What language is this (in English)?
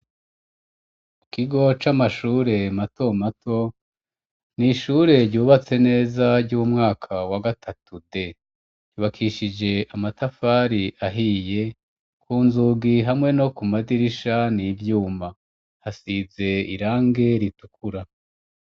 Rundi